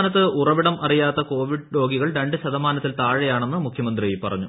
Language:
Malayalam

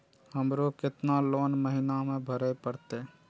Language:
Maithili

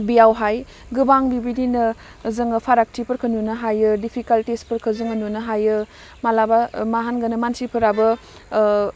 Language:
Bodo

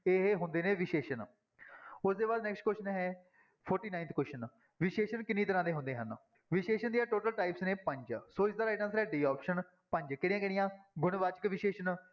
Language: Punjabi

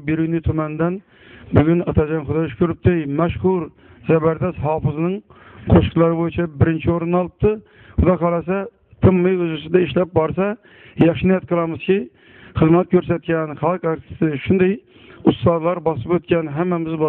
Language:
Turkish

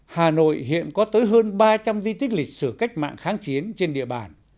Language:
Vietnamese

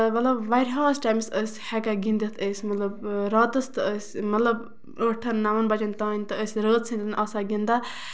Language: Kashmiri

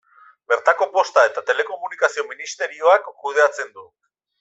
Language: Basque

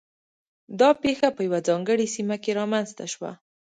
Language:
Pashto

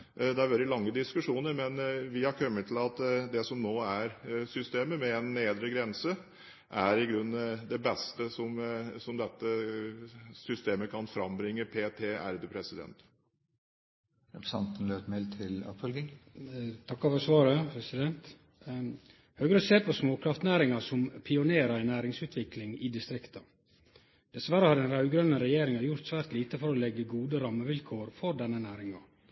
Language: Norwegian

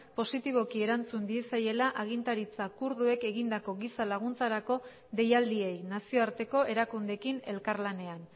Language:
Basque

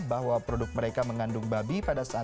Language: Indonesian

